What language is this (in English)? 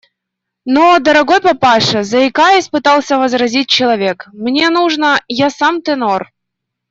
Russian